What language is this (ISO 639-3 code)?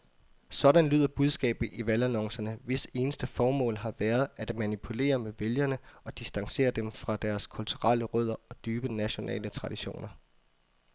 dan